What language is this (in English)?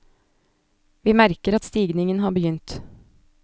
Norwegian